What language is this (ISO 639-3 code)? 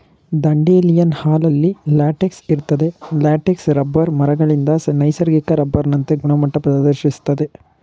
kan